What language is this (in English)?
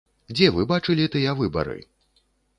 Belarusian